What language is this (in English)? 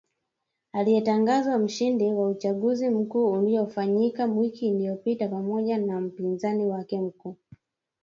Swahili